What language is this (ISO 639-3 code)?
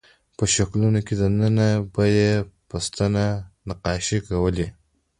pus